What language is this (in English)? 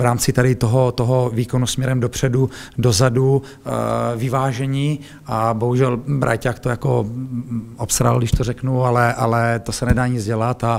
Czech